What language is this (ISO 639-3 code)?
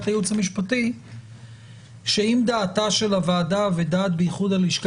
heb